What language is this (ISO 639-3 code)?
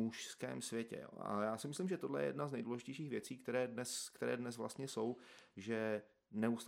ces